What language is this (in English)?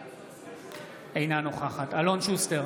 Hebrew